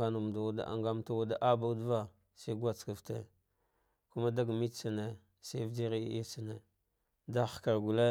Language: Dghwede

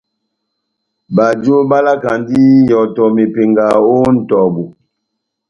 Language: Batanga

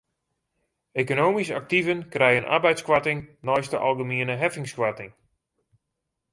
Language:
Western Frisian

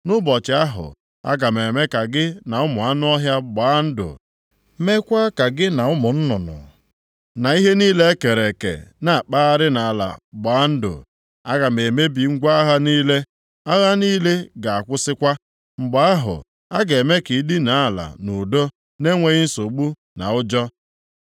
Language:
Igbo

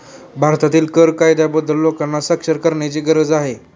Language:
Marathi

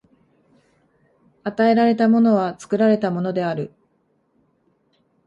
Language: Japanese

